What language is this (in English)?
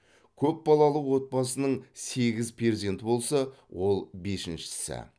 Kazakh